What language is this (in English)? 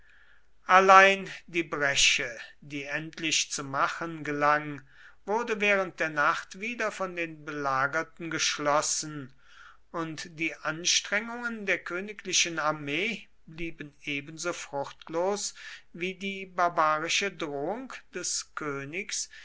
German